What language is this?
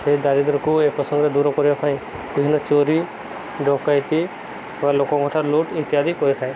Odia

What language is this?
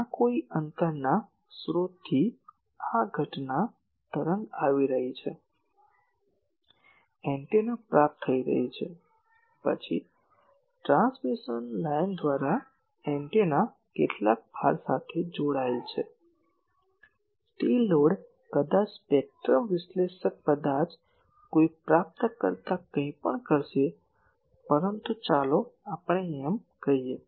Gujarati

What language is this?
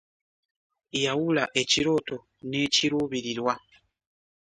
Ganda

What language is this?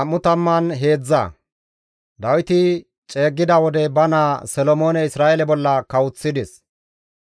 Gamo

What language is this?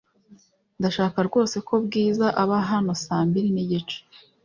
Kinyarwanda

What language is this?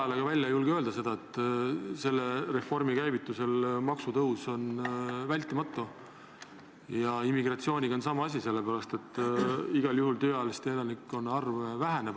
Estonian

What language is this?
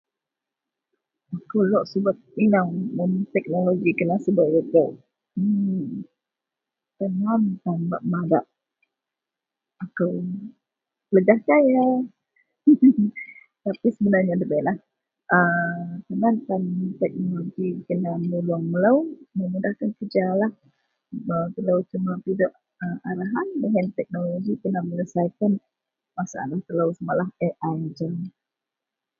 Central Melanau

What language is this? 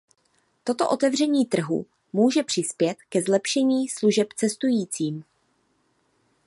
Czech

